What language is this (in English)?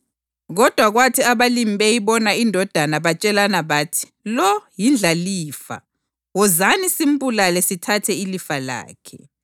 North Ndebele